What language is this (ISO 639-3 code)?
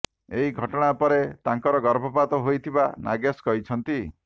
ori